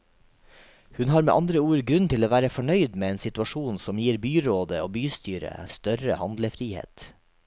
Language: Norwegian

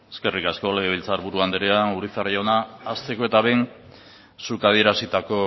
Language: Basque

